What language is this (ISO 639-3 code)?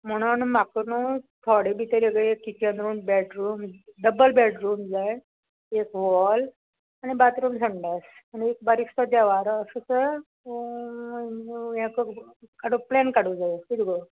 kok